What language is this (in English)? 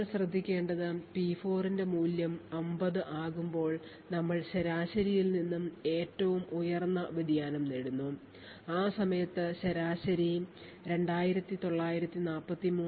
Malayalam